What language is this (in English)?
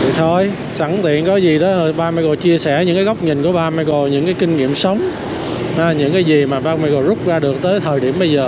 Vietnamese